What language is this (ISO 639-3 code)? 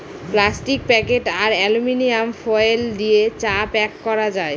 ben